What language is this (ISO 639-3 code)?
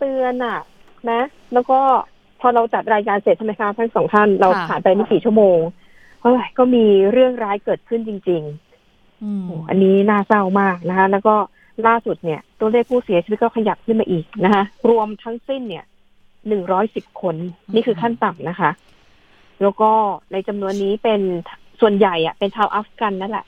tha